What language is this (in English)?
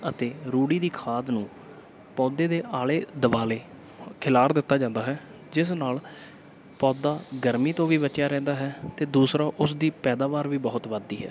Punjabi